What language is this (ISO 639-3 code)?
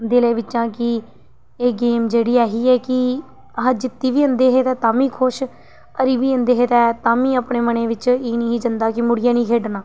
doi